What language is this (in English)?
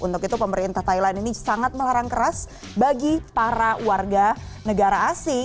Indonesian